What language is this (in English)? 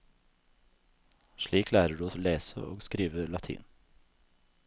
Norwegian